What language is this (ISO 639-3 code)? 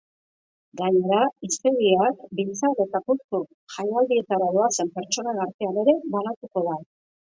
eus